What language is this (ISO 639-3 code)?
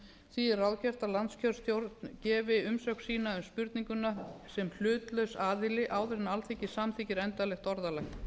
isl